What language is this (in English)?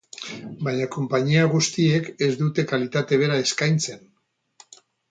Basque